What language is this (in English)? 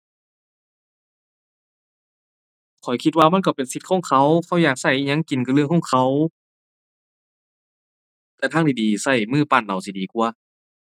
Thai